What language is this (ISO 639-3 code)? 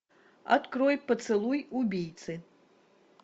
rus